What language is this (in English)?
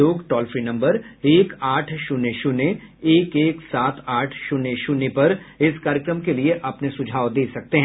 Hindi